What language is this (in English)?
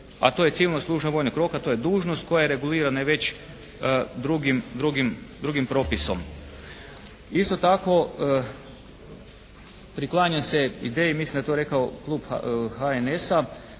Croatian